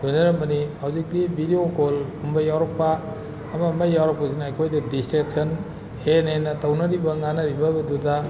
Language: Manipuri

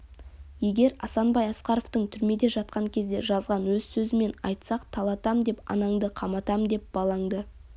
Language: Kazakh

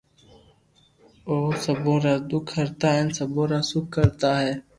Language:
Loarki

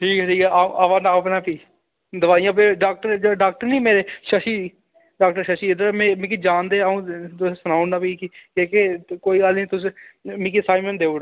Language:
Dogri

